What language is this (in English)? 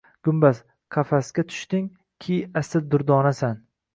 Uzbek